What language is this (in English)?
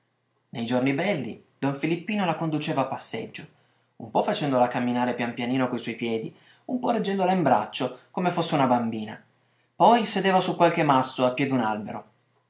Italian